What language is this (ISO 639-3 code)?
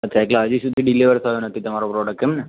guj